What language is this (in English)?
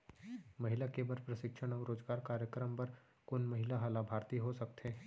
Chhattisgarhi